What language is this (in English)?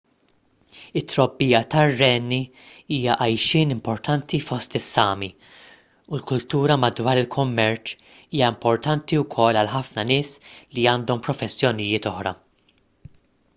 Maltese